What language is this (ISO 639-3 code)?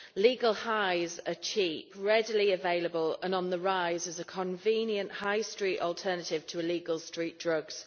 eng